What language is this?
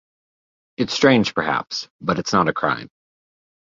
English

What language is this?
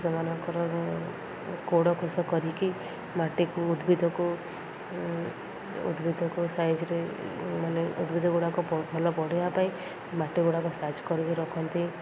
Odia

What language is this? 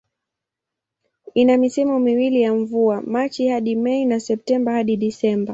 Swahili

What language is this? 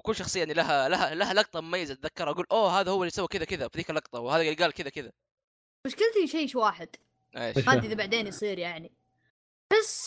Arabic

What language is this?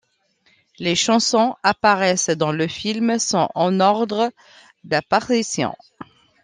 French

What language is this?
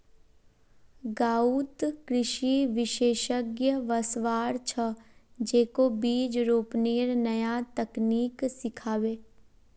Magahi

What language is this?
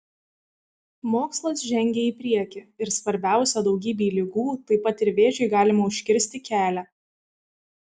Lithuanian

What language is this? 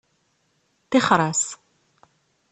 Kabyle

